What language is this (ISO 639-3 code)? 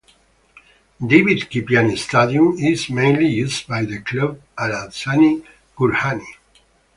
eng